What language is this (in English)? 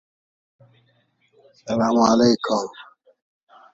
Arabic